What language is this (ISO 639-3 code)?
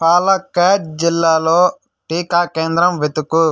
tel